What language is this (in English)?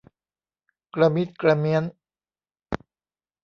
Thai